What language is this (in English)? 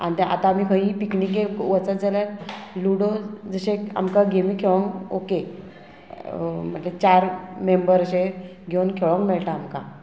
Konkani